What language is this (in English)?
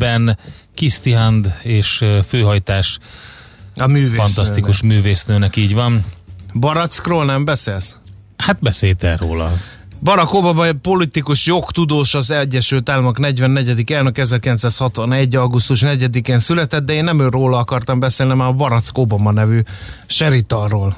Hungarian